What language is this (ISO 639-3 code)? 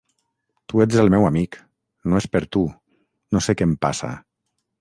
cat